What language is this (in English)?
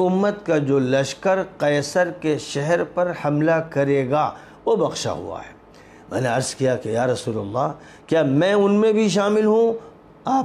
Arabic